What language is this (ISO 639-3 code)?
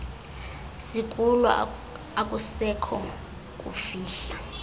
xho